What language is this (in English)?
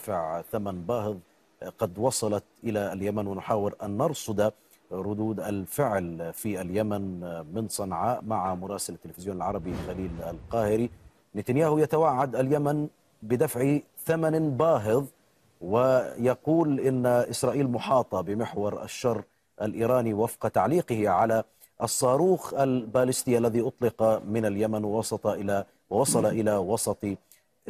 Arabic